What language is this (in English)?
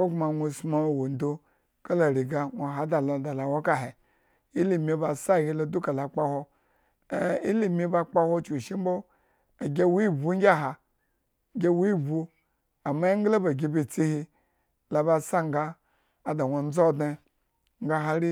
Eggon